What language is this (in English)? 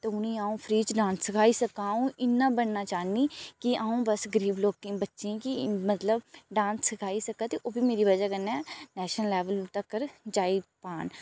Dogri